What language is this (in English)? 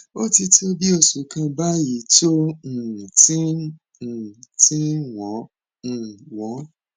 Yoruba